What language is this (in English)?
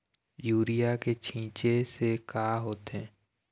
Chhattisgarhi